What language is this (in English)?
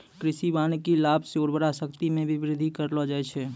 Maithili